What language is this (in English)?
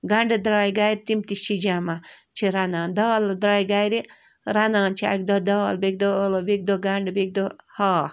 Kashmiri